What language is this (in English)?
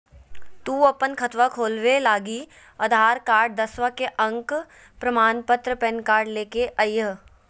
Magahi